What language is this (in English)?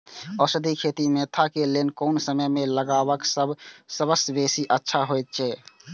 Maithili